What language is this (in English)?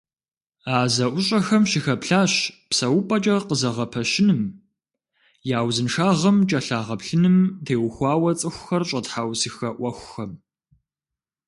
Kabardian